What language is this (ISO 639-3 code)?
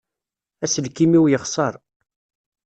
kab